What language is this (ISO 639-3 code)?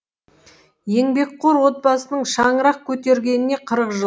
kaz